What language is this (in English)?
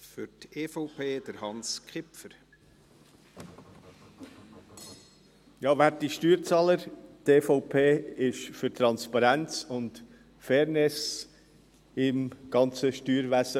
Swiss German